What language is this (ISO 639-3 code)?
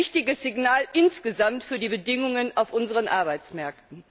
deu